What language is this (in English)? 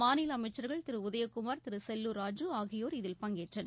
Tamil